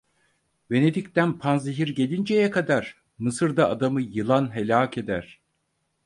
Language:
Turkish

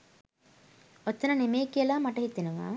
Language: Sinhala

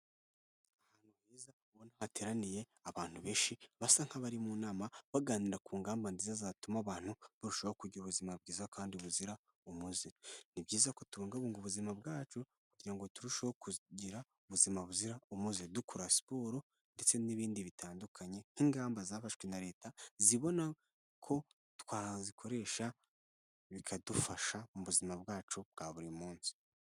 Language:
Kinyarwanda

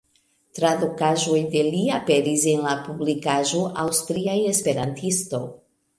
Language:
Esperanto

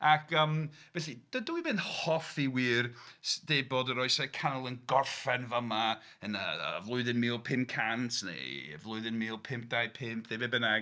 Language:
Welsh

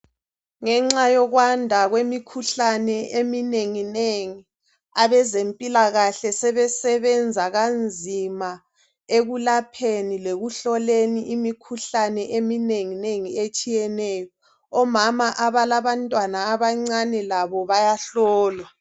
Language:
North Ndebele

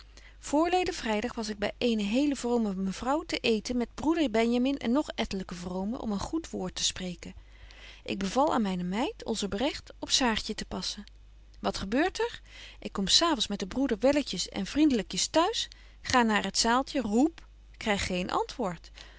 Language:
Dutch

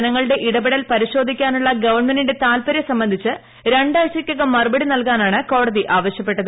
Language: Malayalam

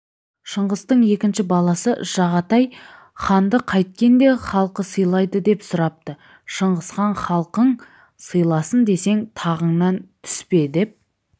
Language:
Kazakh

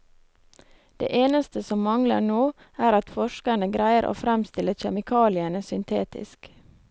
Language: Norwegian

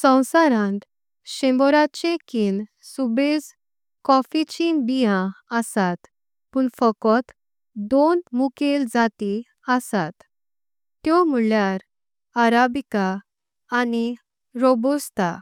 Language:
Konkani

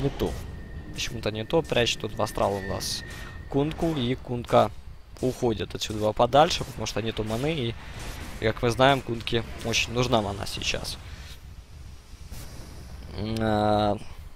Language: Russian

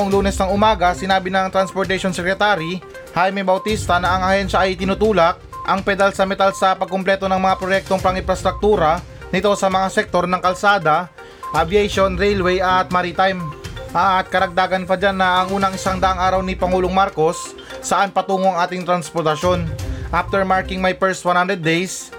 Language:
Filipino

